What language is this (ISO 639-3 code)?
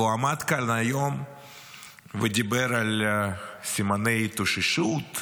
heb